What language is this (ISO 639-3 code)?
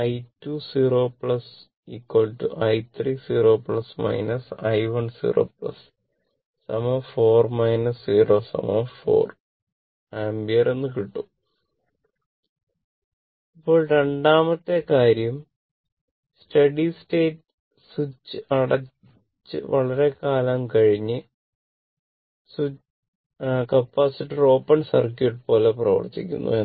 mal